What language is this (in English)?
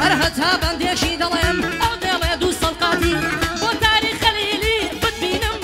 Arabic